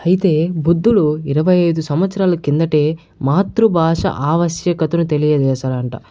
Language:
Telugu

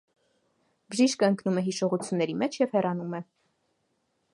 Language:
Armenian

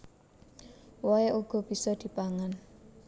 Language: Javanese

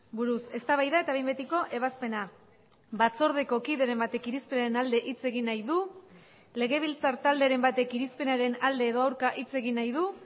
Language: Basque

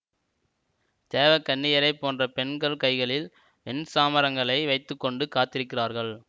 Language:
Tamil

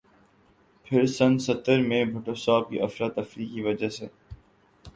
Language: Urdu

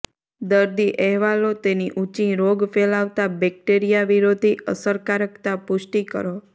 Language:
Gujarati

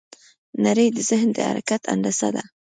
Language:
Pashto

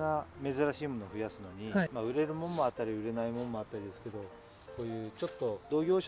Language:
Japanese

